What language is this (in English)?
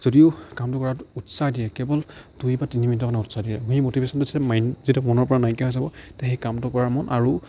Assamese